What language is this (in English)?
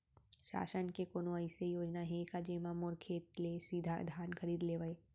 Chhattisgarhi